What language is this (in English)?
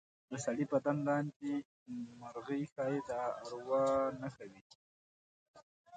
Pashto